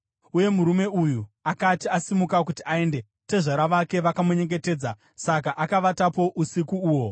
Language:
Shona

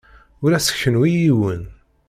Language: Kabyle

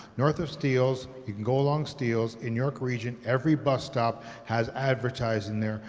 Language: English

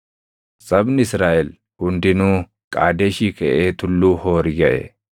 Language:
Oromo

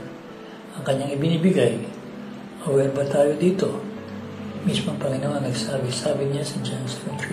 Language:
Filipino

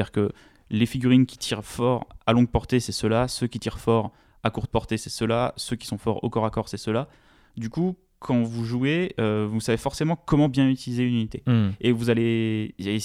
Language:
French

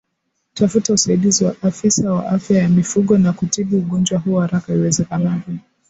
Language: Swahili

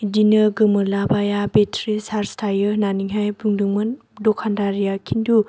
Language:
Bodo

